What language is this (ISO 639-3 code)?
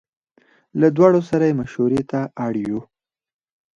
pus